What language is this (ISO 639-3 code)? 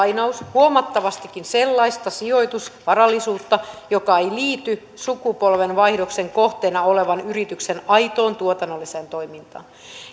fin